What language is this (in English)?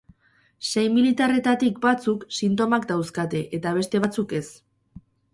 Basque